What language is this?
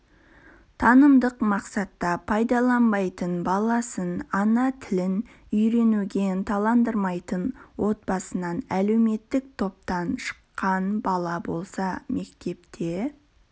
Kazakh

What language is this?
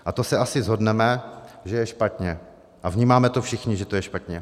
Czech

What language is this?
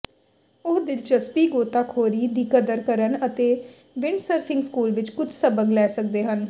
Punjabi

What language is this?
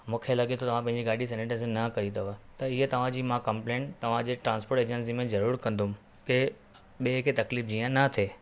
Sindhi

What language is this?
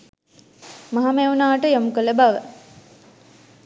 Sinhala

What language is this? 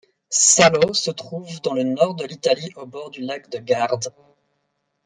French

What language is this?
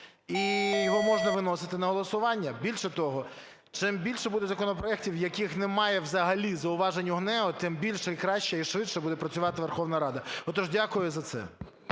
Ukrainian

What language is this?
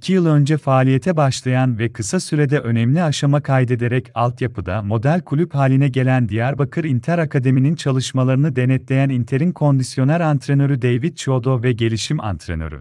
Turkish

